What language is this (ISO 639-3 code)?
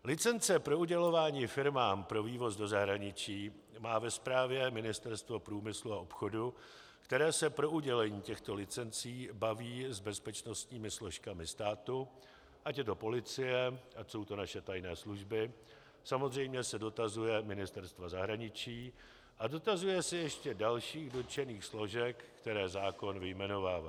ces